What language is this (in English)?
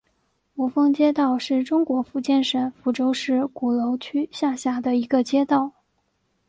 Chinese